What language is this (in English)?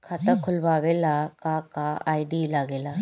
Bhojpuri